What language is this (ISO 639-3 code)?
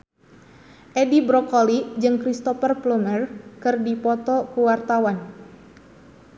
sun